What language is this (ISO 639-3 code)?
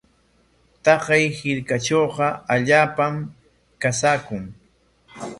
qwa